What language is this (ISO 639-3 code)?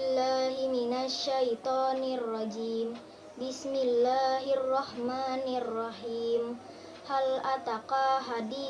ind